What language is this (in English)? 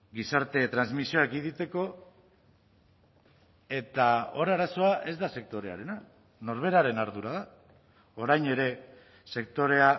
Basque